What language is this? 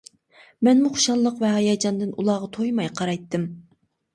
Uyghur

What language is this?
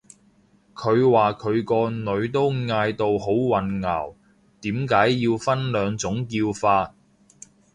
Cantonese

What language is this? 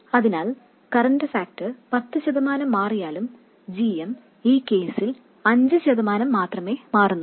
Malayalam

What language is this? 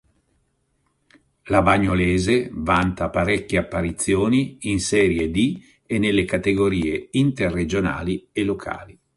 Italian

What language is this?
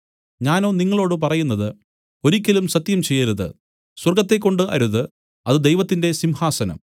Malayalam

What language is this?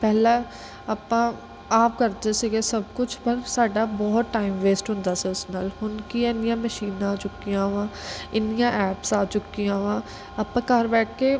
Punjabi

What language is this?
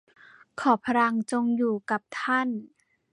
Thai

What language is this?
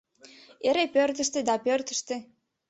Mari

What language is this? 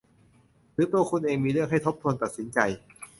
Thai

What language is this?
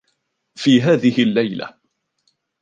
Arabic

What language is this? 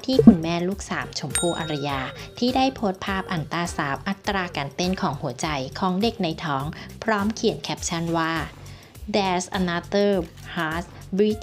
Thai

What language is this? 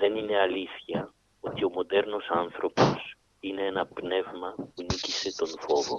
Greek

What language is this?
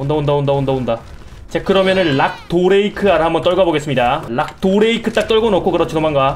Korean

